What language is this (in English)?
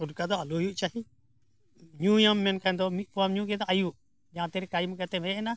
Santali